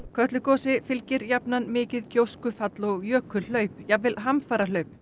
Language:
Icelandic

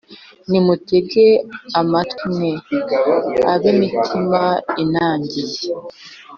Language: Kinyarwanda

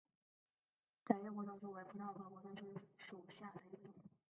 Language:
Chinese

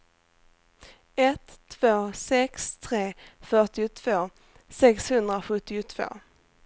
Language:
Swedish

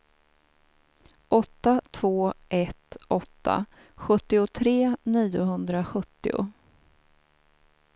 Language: Swedish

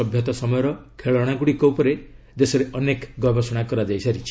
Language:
Odia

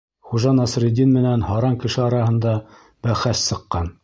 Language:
Bashkir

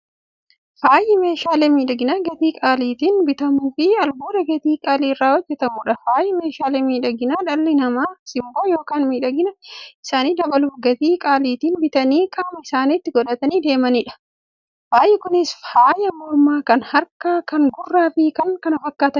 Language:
Oromo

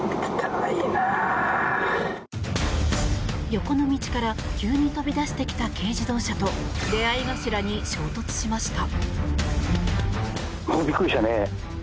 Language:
Japanese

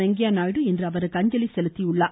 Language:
Tamil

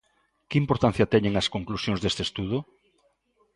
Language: Galician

